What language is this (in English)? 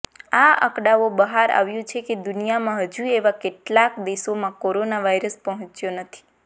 Gujarati